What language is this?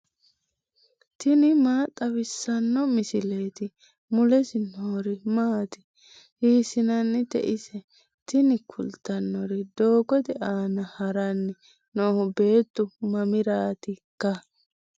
Sidamo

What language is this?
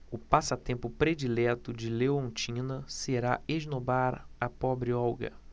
Portuguese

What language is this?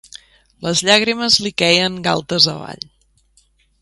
Catalan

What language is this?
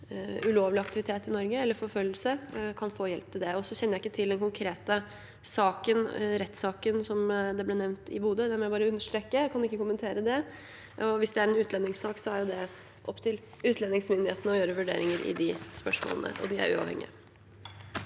Norwegian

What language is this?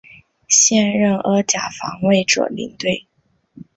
Chinese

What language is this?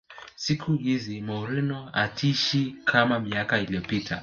Swahili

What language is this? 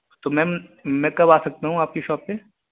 Urdu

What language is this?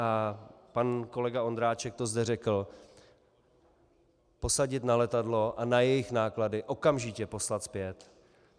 Czech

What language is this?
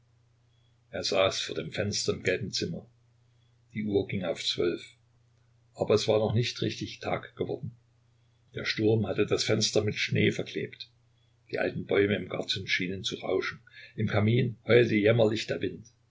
German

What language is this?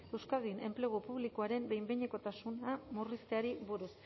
Basque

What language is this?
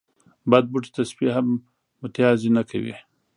Pashto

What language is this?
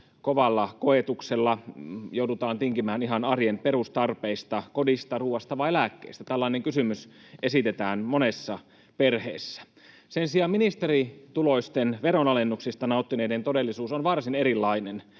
Finnish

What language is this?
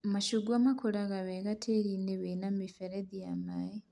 Kikuyu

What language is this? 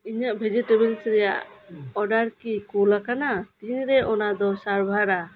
Santali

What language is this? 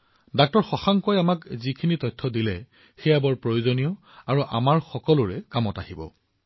Assamese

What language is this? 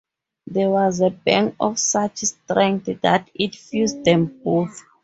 English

